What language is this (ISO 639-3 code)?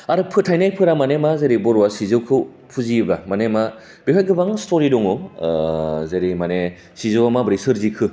brx